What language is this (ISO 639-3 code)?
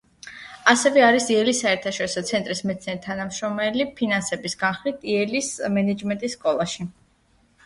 kat